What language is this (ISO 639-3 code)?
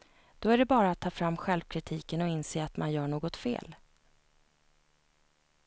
swe